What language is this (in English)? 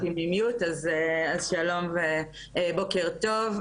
Hebrew